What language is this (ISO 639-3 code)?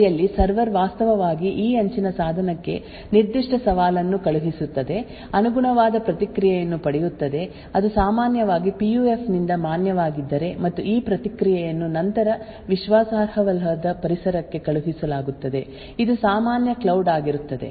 kan